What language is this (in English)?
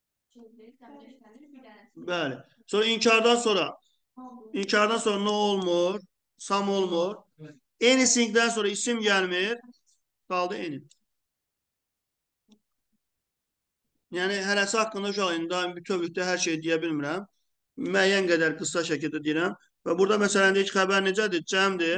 Turkish